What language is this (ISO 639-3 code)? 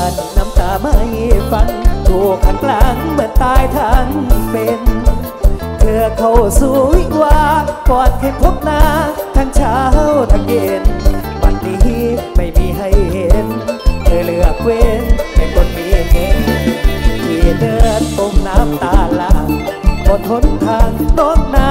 tha